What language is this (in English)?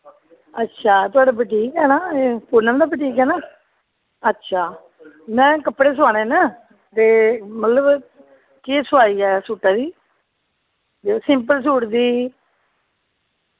Dogri